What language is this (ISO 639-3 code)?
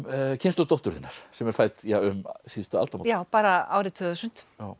isl